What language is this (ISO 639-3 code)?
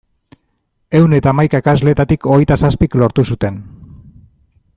eus